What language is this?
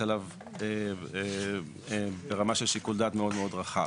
Hebrew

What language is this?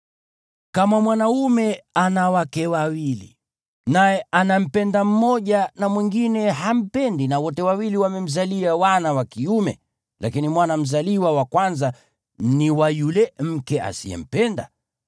Swahili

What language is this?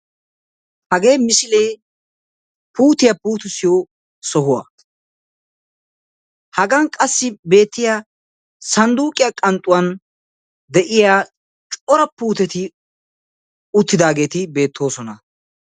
Wolaytta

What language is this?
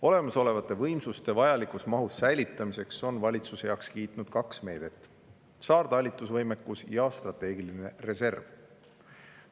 Estonian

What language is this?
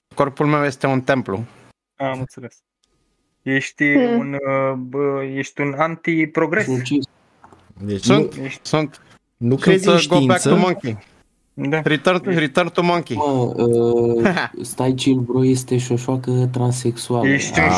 Romanian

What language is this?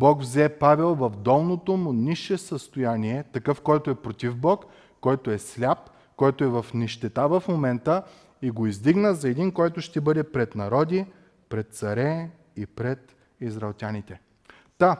Bulgarian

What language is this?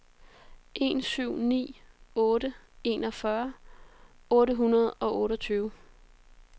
Danish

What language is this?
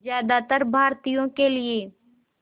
Hindi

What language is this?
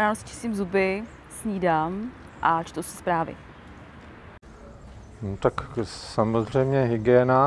Czech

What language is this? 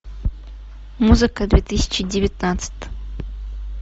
Russian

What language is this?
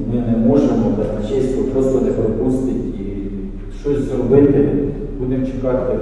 Ukrainian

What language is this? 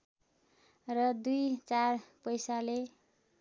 Nepali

